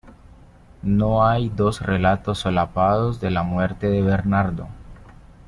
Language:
Spanish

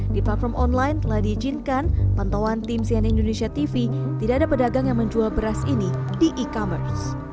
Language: Indonesian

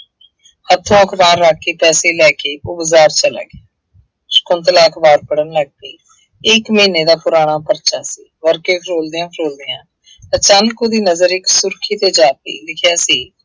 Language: Punjabi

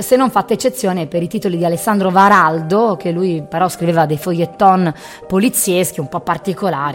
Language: Italian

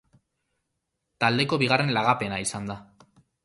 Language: Basque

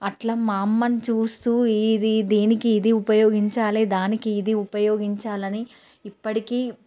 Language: Telugu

